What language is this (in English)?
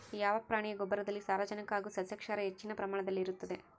Kannada